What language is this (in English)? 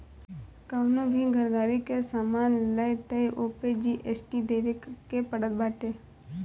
Bhojpuri